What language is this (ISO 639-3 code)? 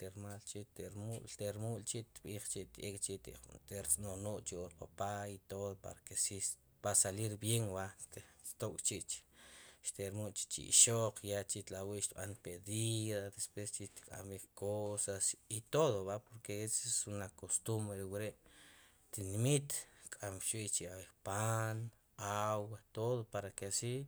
qum